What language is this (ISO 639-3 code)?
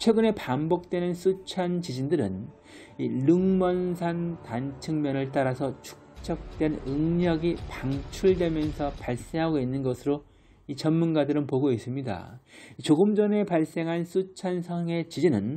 kor